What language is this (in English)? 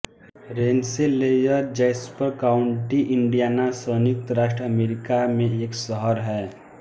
Hindi